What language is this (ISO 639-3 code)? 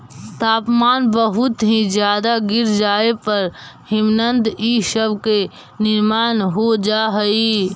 mag